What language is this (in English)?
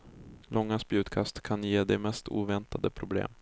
Swedish